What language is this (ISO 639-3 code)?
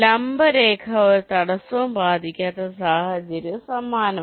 mal